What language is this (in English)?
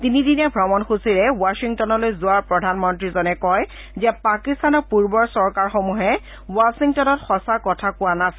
Assamese